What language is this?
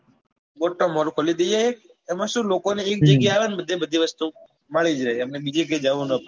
Gujarati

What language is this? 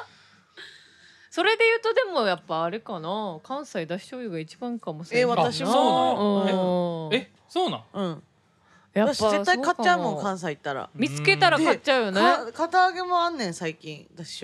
Japanese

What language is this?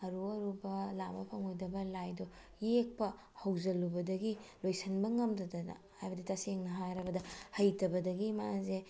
Manipuri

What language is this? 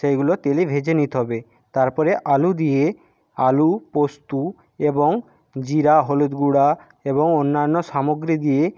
Bangla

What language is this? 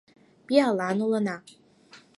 Mari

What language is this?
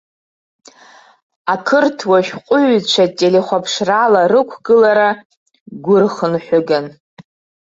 Abkhazian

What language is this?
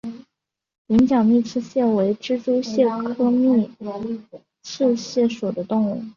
Chinese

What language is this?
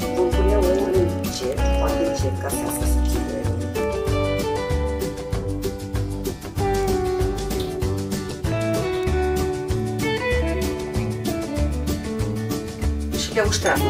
Romanian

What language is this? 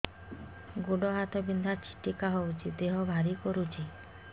Odia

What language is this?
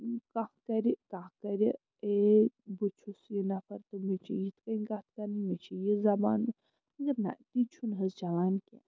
Kashmiri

